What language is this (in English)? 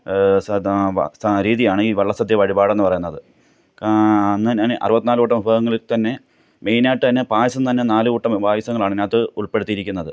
Malayalam